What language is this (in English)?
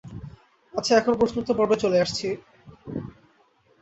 Bangla